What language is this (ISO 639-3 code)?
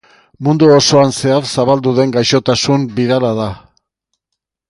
eus